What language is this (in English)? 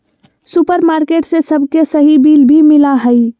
Magahi